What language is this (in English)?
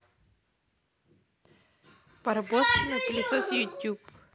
Russian